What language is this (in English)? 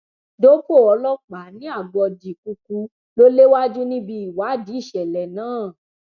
Yoruba